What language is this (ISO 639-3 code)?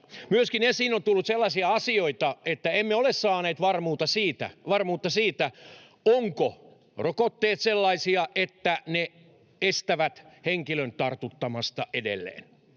fin